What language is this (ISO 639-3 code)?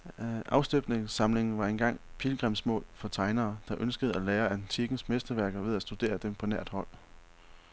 dan